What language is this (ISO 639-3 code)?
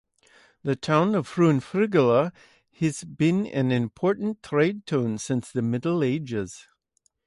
eng